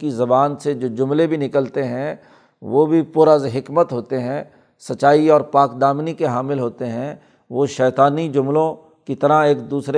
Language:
Urdu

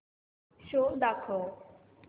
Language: Marathi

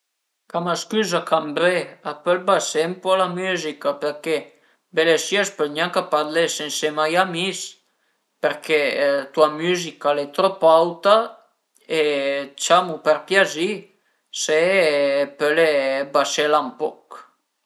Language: Piedmontese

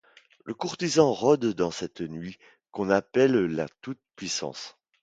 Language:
French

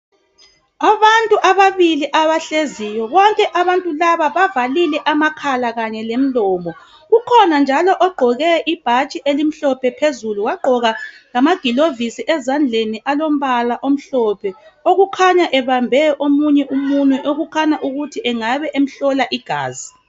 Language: North Ndebele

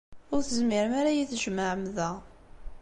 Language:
Kabyle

